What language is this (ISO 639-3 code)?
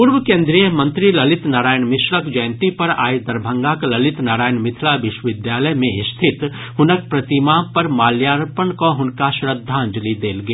mai